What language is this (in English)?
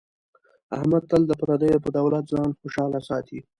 Pashto